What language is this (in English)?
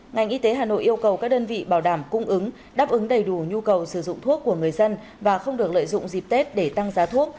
Vietnamese